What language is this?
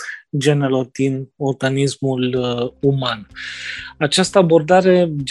Romanian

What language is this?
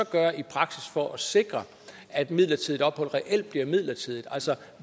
Danish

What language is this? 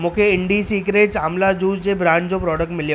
Sindhi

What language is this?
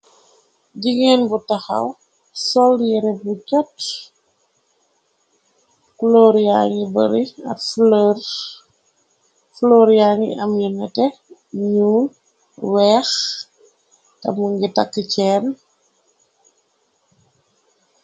Wolof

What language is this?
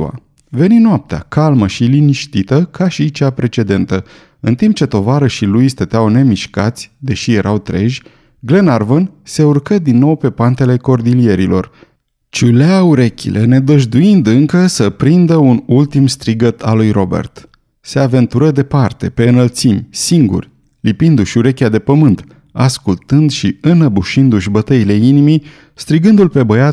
Romanian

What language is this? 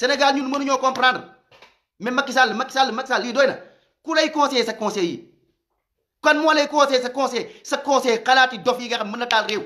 Indonesian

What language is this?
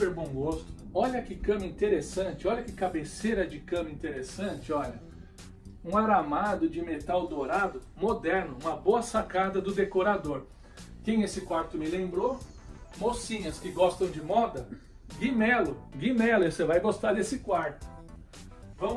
Portuguese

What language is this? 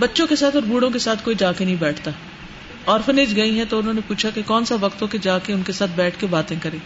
Urdu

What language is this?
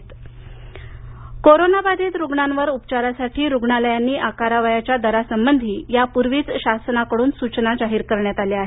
Marathi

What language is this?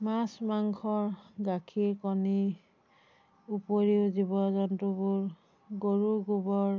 Assamese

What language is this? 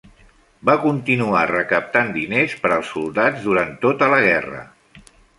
Catalan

